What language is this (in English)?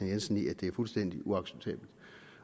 Danish